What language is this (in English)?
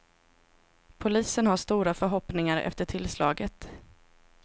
Swedish